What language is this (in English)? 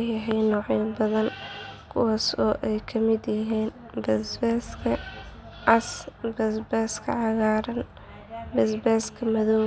Somali